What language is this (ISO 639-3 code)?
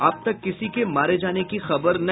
hin